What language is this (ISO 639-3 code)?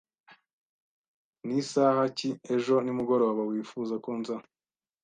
kin